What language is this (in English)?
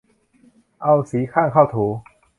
Thai